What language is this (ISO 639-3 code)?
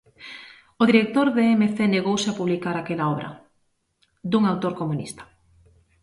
glg